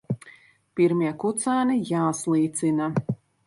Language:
Latvian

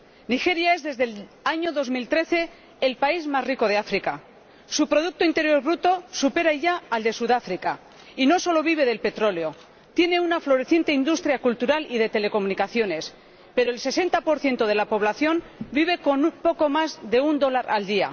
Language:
Spanish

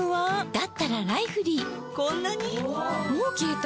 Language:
Japanese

